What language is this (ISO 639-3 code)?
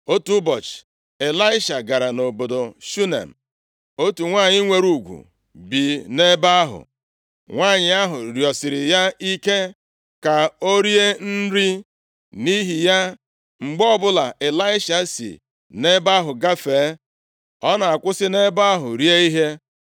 ibo